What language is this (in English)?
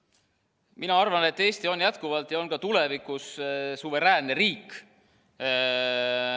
Estonian